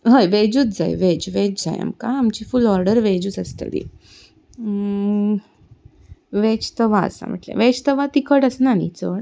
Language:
Konkani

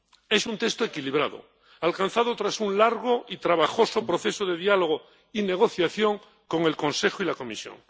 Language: Spanish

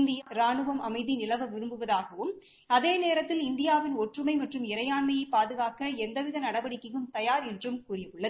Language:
Tamil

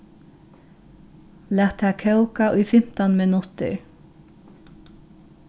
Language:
Faroese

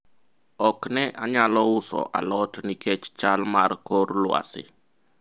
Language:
Luo (Kenya and Tanzania)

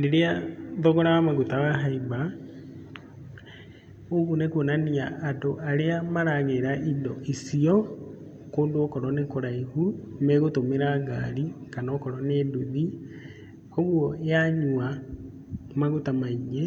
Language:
Kikuyu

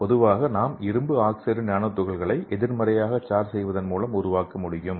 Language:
Tamil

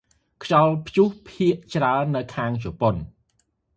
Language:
Khmer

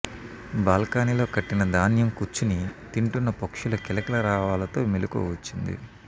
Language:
Telugu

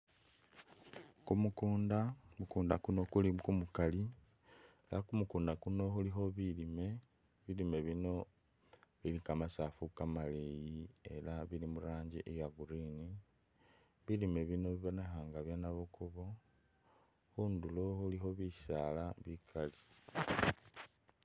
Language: Masaaba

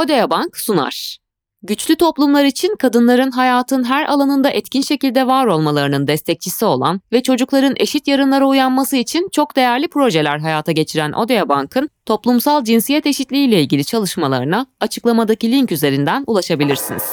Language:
Turkish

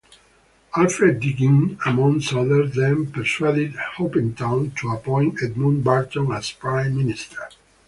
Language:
English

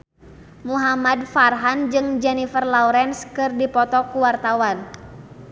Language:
Sundanese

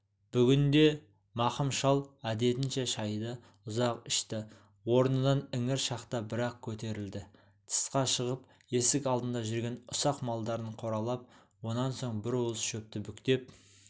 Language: Kazakh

